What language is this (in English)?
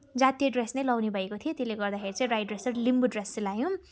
Nepali